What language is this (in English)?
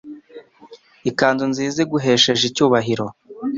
Kinyarwanda